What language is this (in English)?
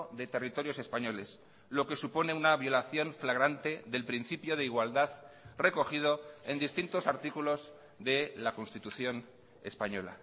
Spanish